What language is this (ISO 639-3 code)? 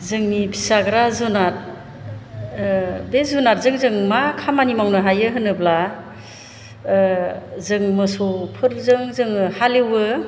brx